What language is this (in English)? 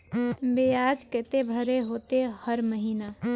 Magahi